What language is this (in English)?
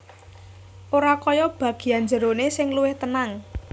Javanese